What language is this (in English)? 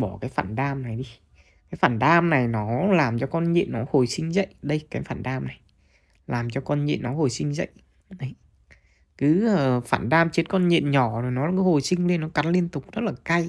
Vietnamese